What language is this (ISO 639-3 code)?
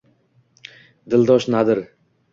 uzb